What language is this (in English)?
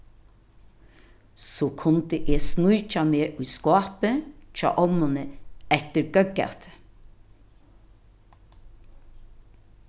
Faroese